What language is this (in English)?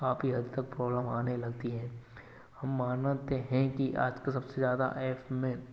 Hindi